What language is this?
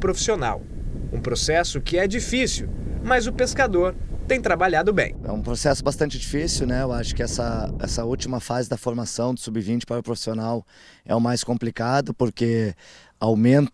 Portuguese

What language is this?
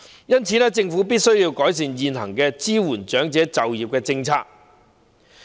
Cantonese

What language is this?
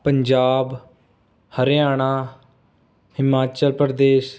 Punjabi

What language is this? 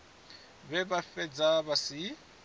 Venda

